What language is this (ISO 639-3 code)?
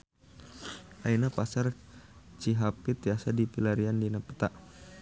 sun